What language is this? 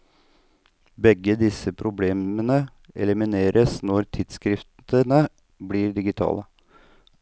Norwegian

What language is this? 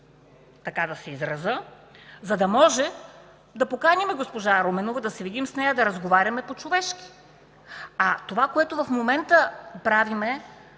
Bulgarian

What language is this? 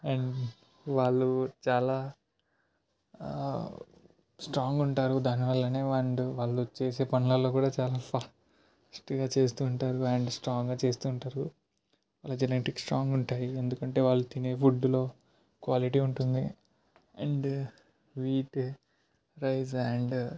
Telugu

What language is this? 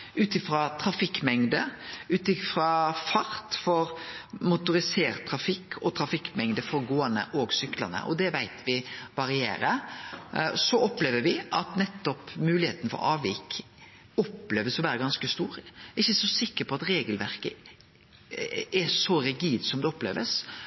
Norwegian Nynorsk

